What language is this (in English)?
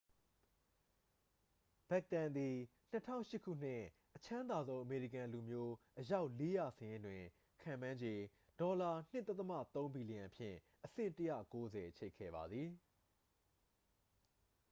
Burmese